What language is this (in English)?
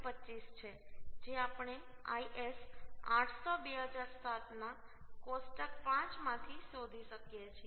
Gujarati